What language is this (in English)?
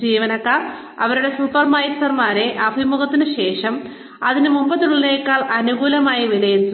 Malayalam